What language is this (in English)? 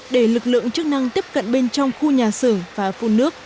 Vietnamese